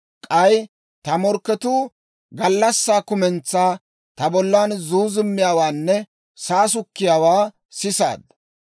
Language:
Dawro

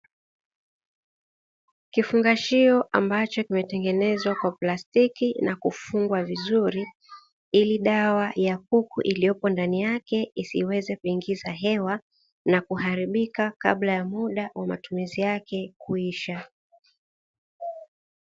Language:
Swahili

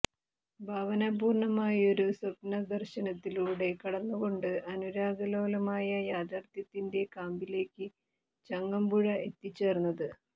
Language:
Malayalam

